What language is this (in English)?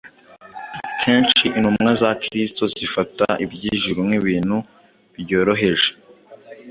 Kinyarwanda